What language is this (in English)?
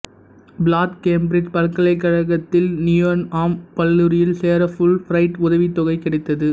Tamil